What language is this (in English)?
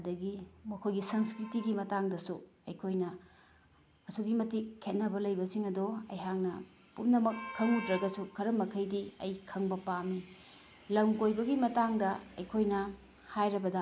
Manipuri